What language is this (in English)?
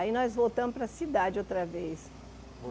Portuguese